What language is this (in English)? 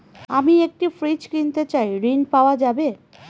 Bangla